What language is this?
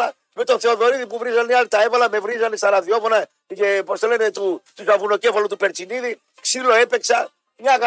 Greek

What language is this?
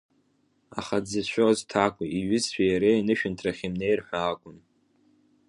Abkhazian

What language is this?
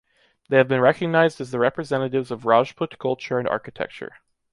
English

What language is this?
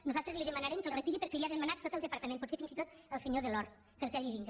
Catalan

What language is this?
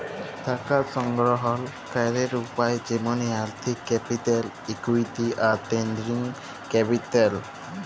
Bangla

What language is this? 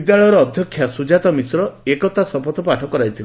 Odia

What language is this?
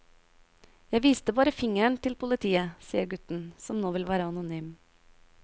Norwegian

